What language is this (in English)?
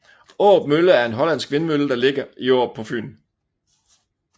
Danish